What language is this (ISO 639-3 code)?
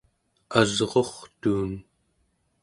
esu